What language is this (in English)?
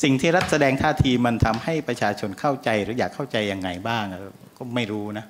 Thai